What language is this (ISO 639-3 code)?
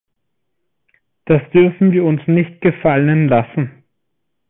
deu